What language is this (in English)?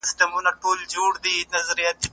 Pashto